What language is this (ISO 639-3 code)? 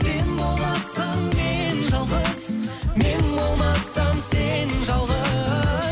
kaz